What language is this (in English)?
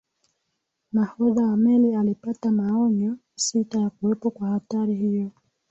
Swahili